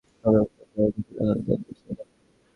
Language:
Bangla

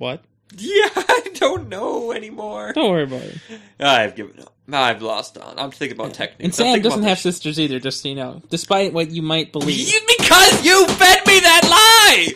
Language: English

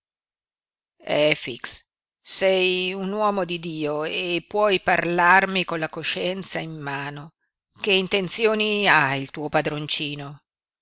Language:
Italian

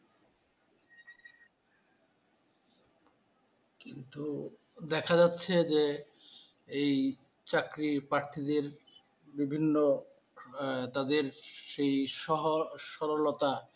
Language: Bangla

